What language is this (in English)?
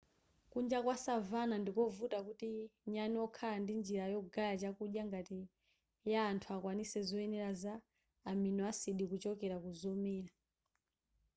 Nyanja